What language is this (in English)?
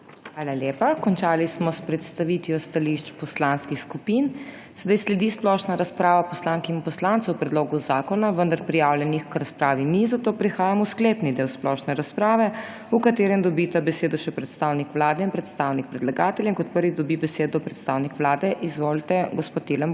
Slovenian